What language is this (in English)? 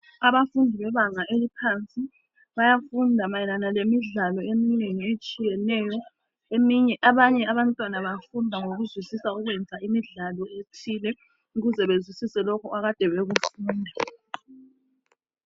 North Ndebele